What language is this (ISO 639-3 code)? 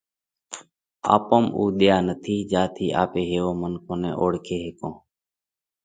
kvx